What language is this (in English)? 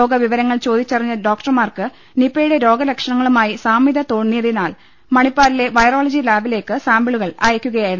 Malayalam